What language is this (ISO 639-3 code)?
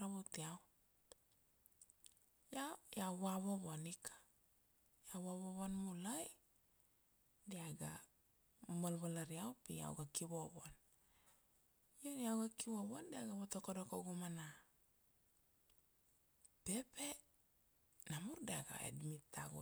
ksd